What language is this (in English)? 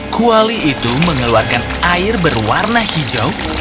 Indonesian